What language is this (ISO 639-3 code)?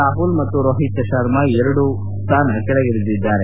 kan